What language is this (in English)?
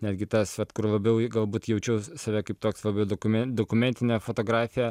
Lithuanian